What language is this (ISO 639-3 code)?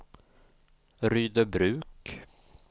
swe